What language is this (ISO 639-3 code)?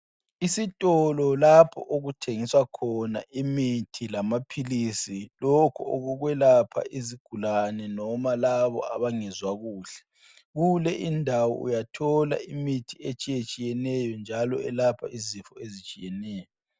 nde